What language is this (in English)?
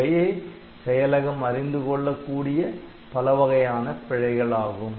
Tamil